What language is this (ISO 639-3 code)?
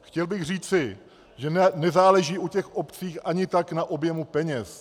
ces